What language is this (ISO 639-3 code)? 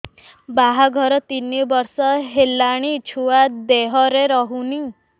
ori